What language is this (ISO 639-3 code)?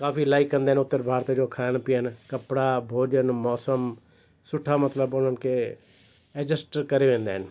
snd